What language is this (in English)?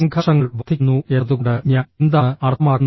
Malayalam